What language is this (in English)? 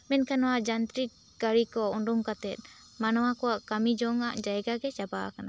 Santali